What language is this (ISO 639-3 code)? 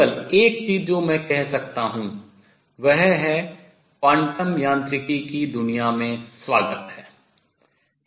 hin